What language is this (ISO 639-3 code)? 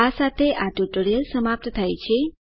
guj